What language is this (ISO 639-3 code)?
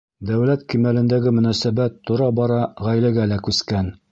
bak